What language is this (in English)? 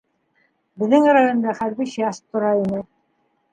Bashkir